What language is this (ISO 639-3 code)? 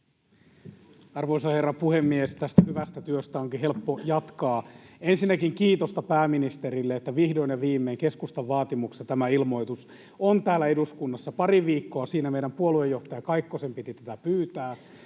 fin